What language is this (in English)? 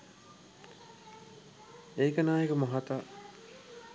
Sinhala